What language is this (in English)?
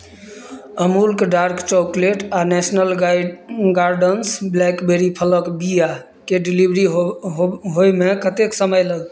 Maithili